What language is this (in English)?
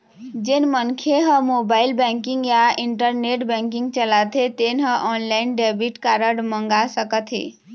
Chhattisgarhi